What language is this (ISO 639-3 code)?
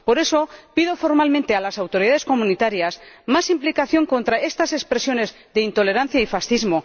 spa